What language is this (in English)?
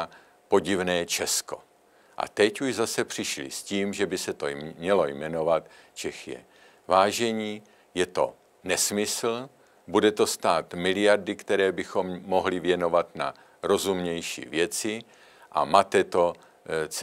Czech